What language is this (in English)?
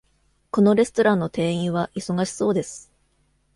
Japanese